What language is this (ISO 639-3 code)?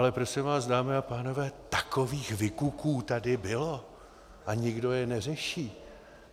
ces